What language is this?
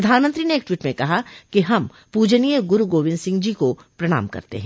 Hindi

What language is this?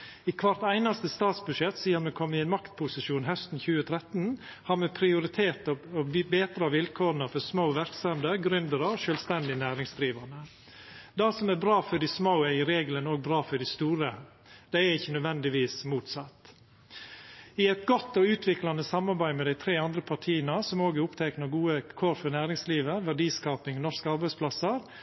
Norwegian Nynorsk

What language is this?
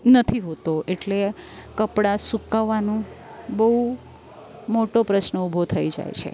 Gujarati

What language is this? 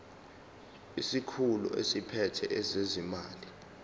Zulu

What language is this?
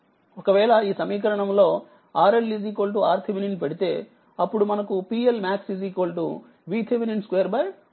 Telugu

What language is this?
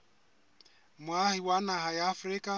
Southern Sotho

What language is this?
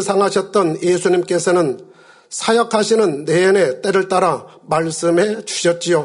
Korean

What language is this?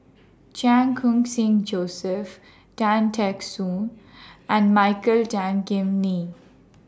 English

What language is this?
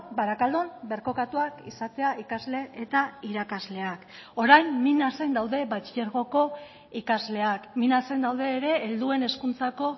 Basque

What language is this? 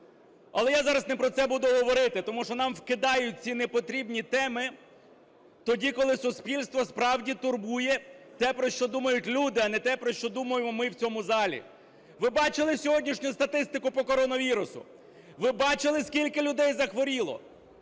Ukrainian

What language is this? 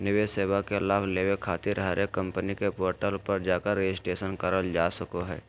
Magahi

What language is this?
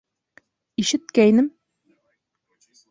Bashkir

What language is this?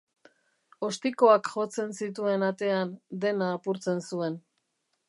Basque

